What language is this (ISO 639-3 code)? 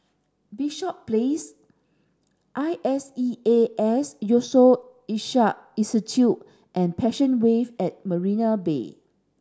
eng